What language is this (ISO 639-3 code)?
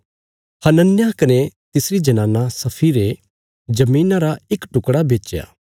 kfs